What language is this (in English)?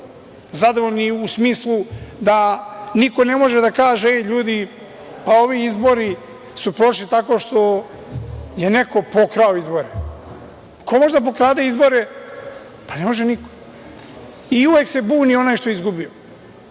Serbian